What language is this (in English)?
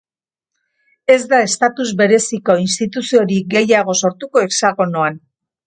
Basque